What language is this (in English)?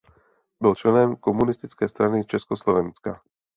Czech